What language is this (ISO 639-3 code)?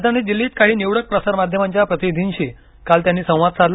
mar